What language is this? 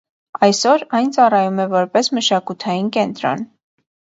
Armenian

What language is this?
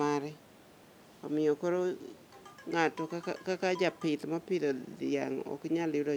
Luo (Kenya and Tanzania)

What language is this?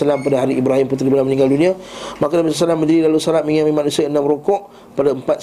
Malay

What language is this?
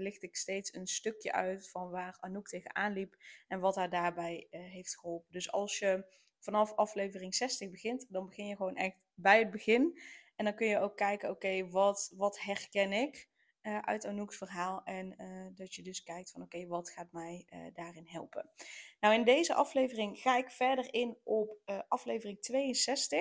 Dutch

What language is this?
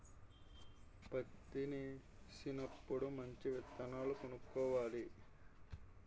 Telugu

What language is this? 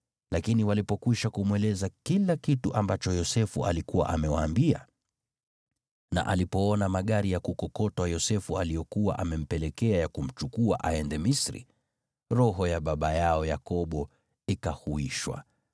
Swahili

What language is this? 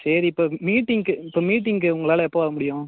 Tamil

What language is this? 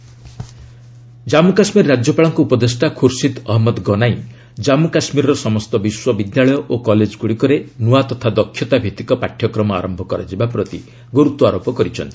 Odia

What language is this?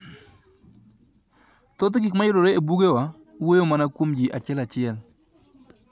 Luo (Kenya and Tanzania)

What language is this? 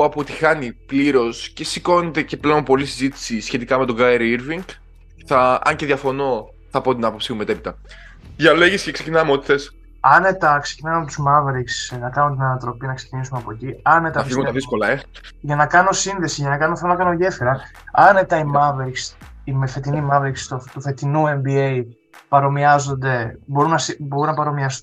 Greek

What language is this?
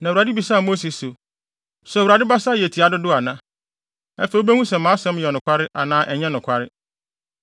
Akan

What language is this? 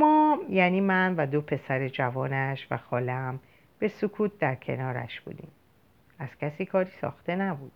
Persian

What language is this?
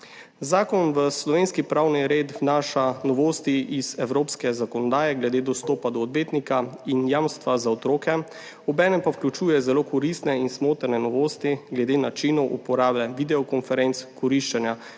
Slovenian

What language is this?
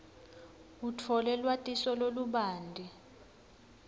Swati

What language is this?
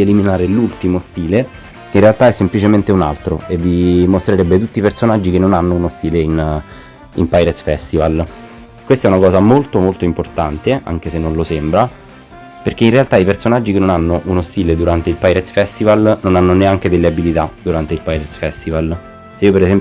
Italian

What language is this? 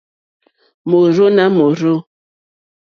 Mokpwe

